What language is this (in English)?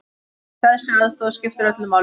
Icelandic